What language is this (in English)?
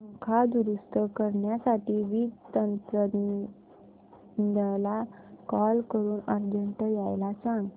Marathi